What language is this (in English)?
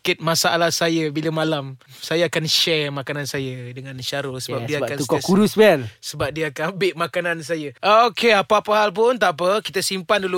Malay